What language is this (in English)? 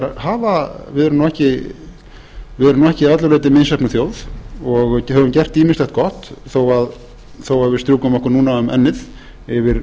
Icelandic